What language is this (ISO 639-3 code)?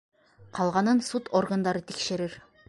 bak